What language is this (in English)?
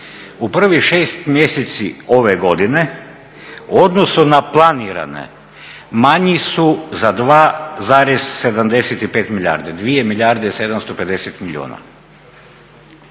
Croatian